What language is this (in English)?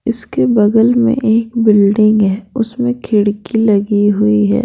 Hindi